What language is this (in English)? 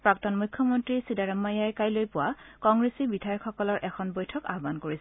Assamese